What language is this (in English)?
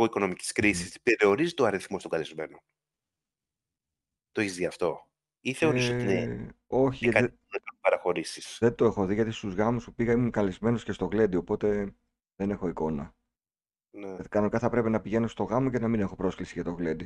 Greek